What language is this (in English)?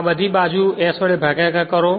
Gujarati